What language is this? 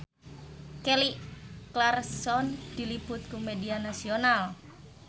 Sundanese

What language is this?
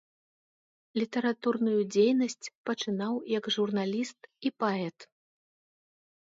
Belarusian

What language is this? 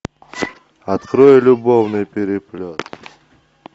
Russian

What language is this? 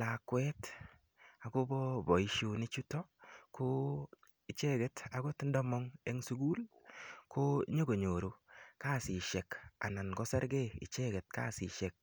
Kalenjin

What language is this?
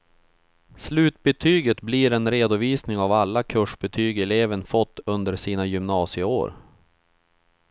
Swedish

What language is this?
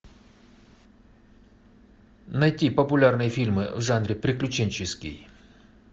Russian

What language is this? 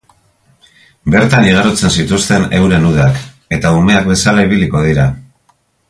Basque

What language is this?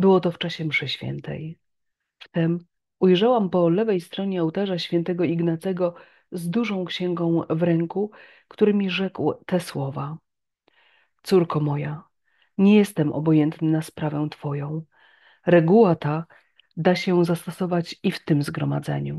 Polish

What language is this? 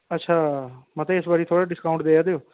Dogri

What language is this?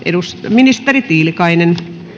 Finnish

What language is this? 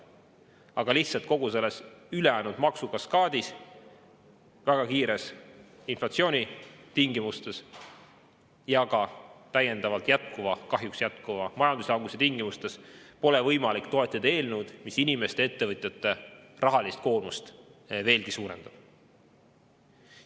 Estonian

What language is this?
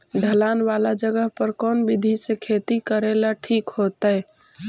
Magahi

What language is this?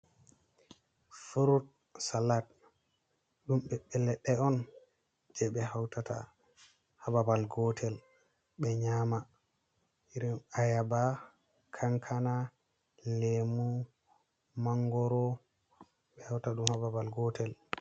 Fula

